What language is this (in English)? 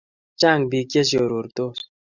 Kalenjin